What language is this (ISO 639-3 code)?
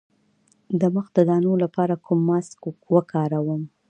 pus